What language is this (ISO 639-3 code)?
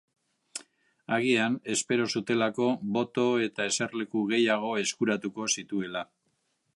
eus